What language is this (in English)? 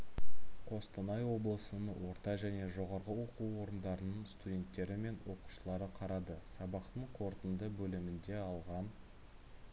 Kazakh